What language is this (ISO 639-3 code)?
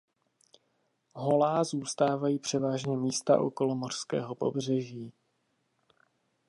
ces